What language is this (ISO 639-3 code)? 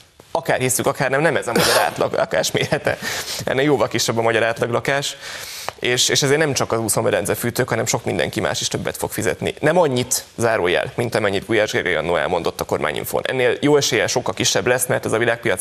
hun